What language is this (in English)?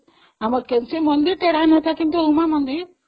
Odia